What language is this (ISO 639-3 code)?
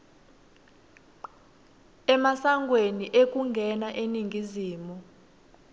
ssw